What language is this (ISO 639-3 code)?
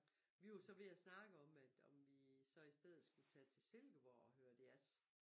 dan